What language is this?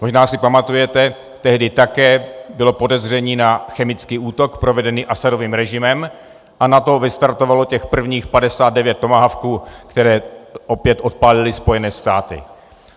Czech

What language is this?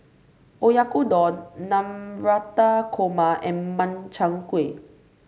English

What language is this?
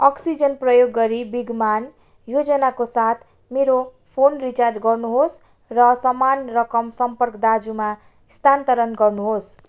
Nepali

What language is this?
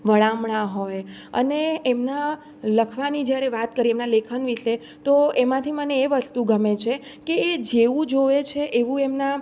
Gujarati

